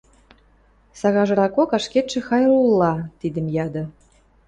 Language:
Western Mari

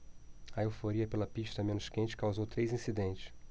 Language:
Portuguese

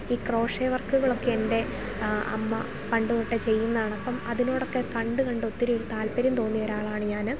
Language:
Malayalam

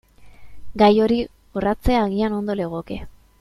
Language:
Basque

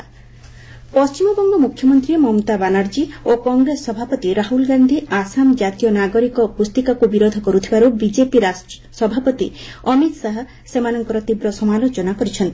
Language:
Odia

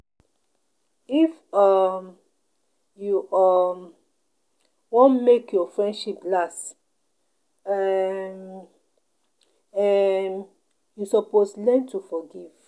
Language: Nigerian Pidgin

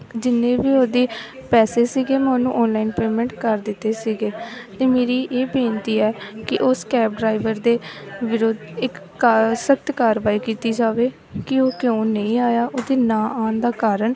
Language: Punjabi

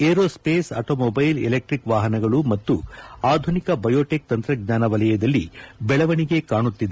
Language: Kannada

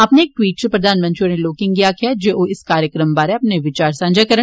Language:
Dogri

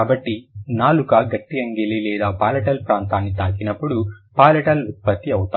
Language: Telugu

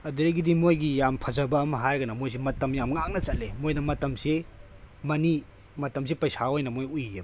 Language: Manipuri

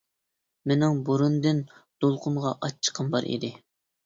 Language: Uyghur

